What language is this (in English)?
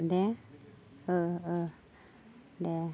Bodo